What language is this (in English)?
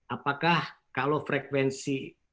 Indonesian